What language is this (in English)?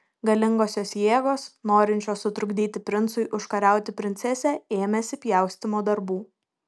Lithuanian